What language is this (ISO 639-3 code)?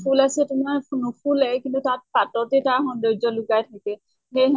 asm